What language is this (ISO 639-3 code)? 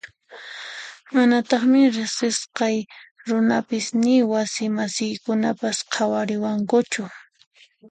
qxp